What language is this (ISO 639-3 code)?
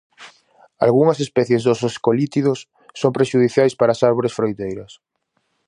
glg